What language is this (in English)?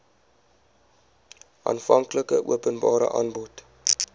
Afrikaans